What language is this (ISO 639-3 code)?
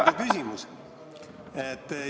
est